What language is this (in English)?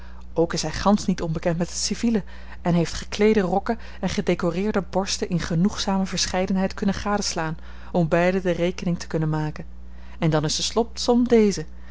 Dutch